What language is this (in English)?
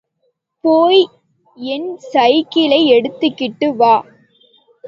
Tamil